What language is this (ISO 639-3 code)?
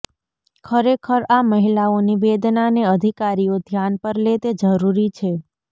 guj